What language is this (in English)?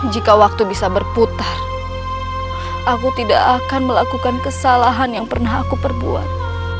Indonesian